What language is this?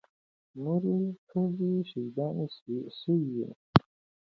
Pashto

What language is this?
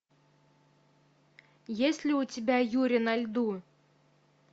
Russian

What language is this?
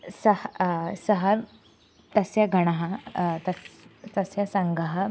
Sanskrit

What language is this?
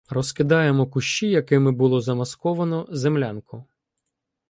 Ukrainian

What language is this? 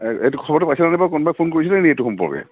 Assamese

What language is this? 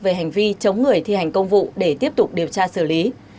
Vietnamese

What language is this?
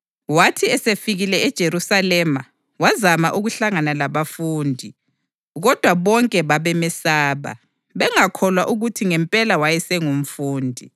North Ndebele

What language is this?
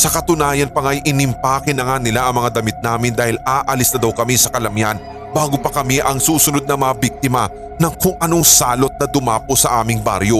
Filipino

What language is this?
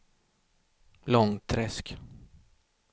Swedish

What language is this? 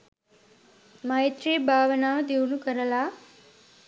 Sinhala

